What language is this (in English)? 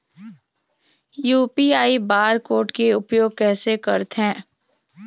Chhattisgarhi